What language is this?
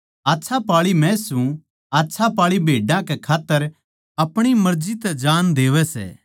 Haryanvi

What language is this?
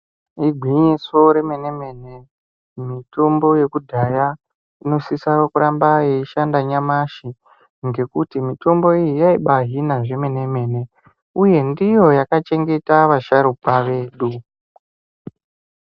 Ndau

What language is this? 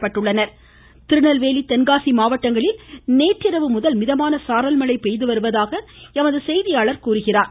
Tamil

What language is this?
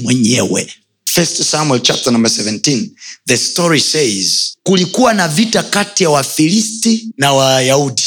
Swahili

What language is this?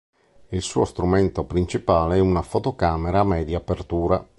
Italian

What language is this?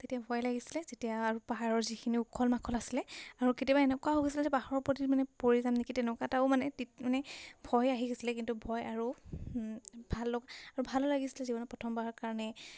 Assamese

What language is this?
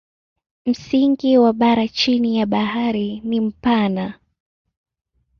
Swahili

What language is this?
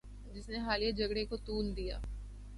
Urdu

